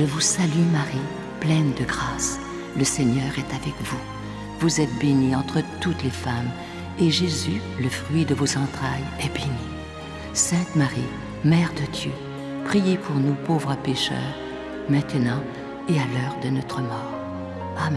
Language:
French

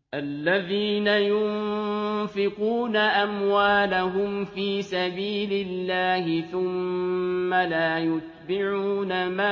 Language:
Arabic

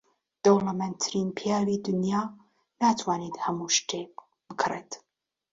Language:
Central Kurdish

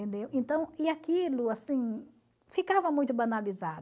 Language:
Portuguese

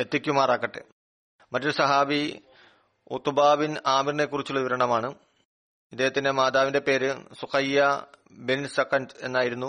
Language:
Malayalam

